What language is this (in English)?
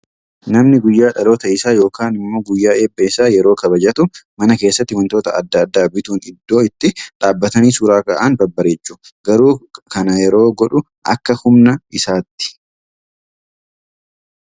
Oromo